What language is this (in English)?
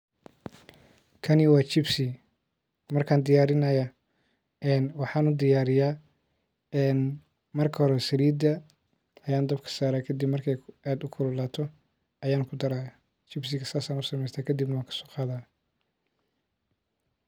Somali